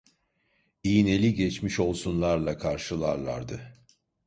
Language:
Turkish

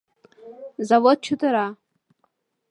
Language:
Mari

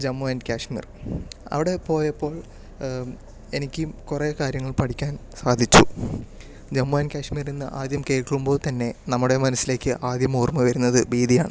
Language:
Malayalam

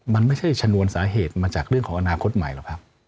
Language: Thai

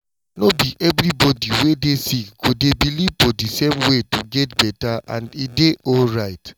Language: Nigerian Pidgin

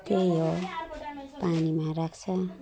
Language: Nepali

